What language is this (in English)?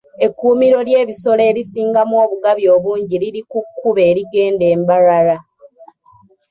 Ganda